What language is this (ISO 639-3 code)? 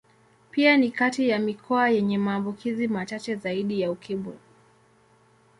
swa